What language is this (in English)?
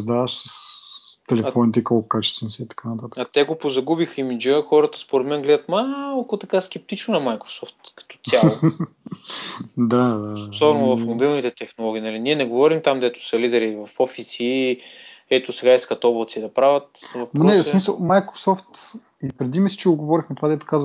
Bulgarian